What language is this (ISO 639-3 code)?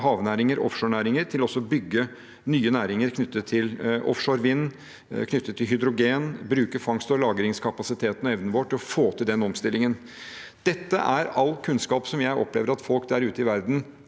nor